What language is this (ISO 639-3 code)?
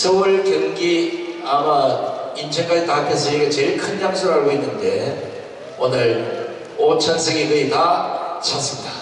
kor